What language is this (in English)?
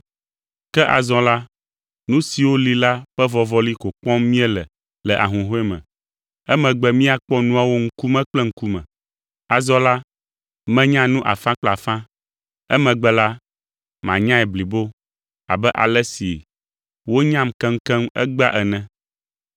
Ewe